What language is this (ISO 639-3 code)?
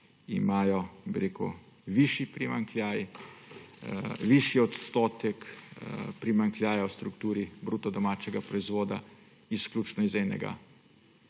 slv